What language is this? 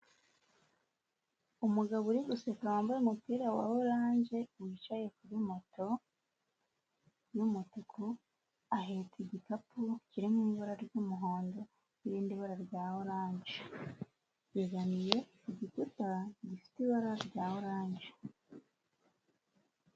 Kinyarwanda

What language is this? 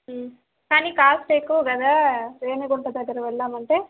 Telugu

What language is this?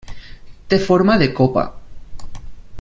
Catalan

